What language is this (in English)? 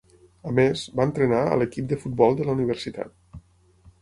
Catalan